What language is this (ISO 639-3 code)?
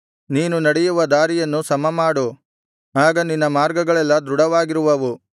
kan